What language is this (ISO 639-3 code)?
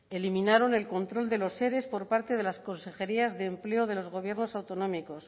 spa